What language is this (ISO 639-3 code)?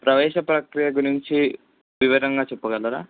tel